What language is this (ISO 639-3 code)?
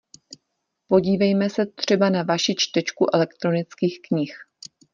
ces